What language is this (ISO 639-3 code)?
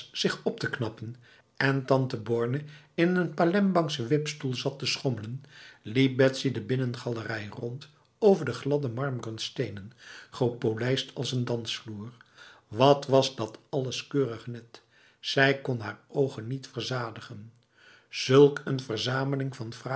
nld